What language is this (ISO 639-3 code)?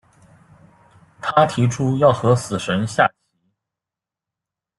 zho